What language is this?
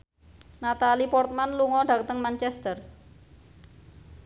Javanese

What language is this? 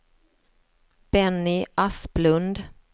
Swedish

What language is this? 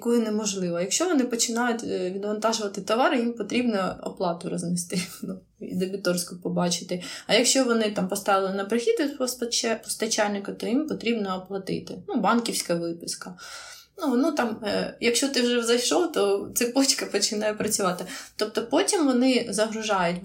Ukrainian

